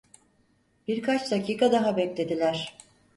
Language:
Turkish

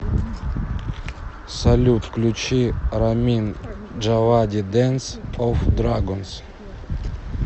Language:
Russian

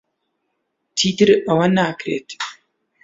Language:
Central Kurdish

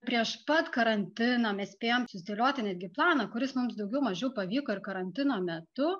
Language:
Lithuanian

